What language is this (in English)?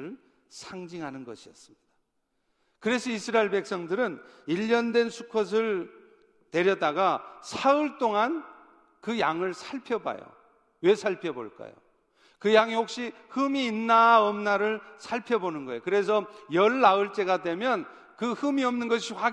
Korean